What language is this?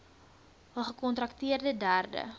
Afrikaans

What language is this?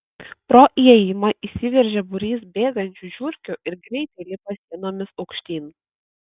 Lithuanian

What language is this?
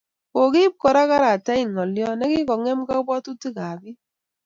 Kalenjin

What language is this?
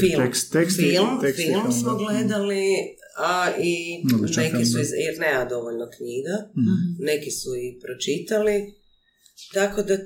Croatian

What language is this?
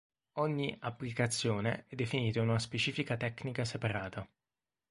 Italian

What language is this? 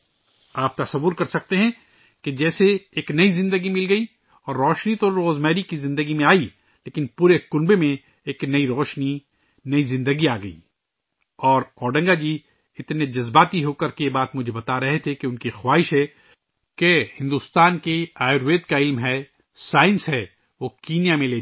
Urdu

